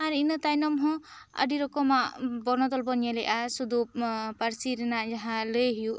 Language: Santali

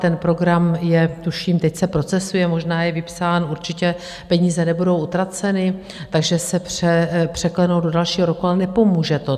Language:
Czech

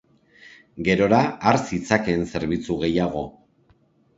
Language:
Basque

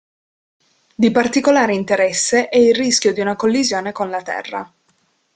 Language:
Italian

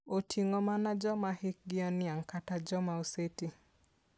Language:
Luo (Kenya and Tanzania)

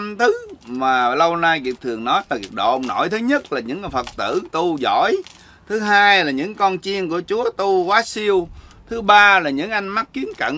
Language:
Vietnamese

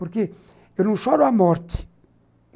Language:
Portuguese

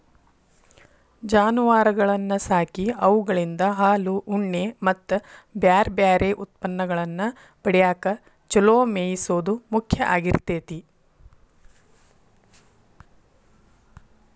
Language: Kannada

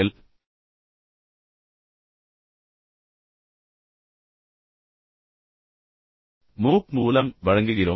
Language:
Tamil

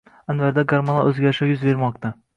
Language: Uzbek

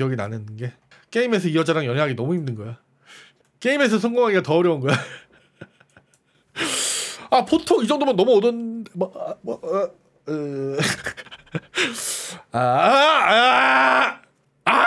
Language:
Korean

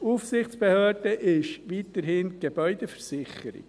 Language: Swiss German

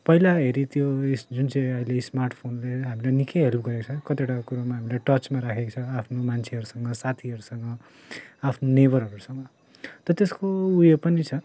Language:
Nepali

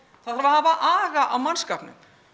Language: Icelandic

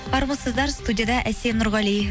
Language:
Kazakh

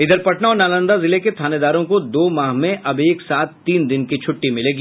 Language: Hindi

